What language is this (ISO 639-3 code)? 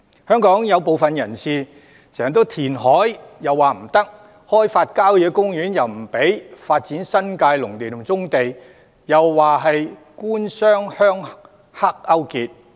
yue